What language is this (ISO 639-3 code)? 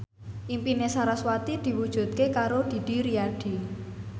jav